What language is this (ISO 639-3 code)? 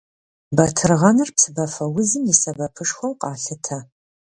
kbd